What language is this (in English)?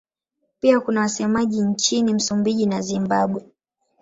Swahili